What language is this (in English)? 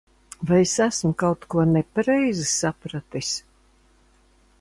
Latvian